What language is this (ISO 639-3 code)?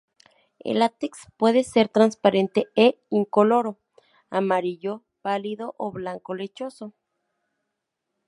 spa